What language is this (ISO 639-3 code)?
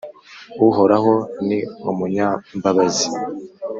kin